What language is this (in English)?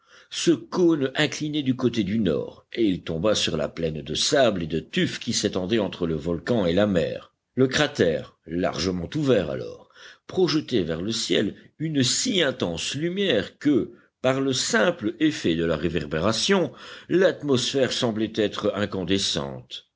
French